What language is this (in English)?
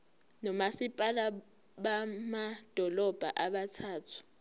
Zulu